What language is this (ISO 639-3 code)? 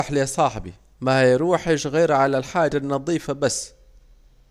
aec